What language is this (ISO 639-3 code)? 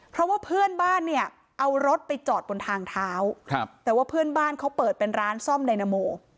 tha